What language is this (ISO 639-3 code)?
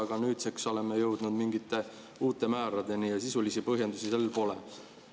est